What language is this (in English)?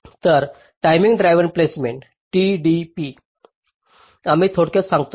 Marathi